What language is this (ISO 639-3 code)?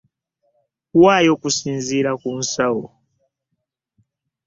lug